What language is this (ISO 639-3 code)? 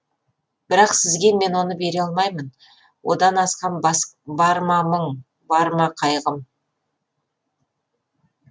kaz